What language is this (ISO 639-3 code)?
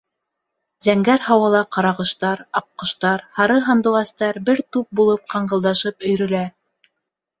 bak